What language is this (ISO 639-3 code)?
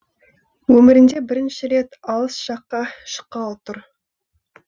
kaz